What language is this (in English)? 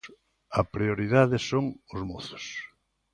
Galician